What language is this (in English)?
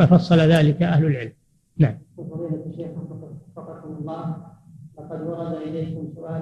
Arabic